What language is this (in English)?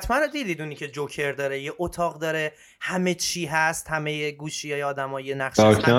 Persian